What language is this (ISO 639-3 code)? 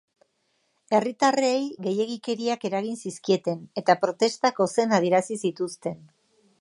eus